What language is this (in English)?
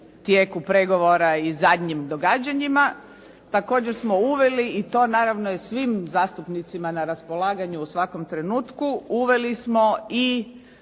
Croatian